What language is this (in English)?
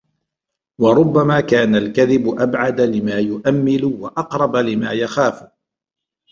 Arabic